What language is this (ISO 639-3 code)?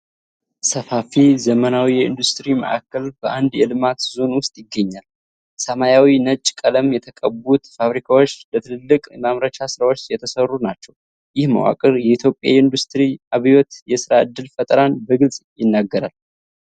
amh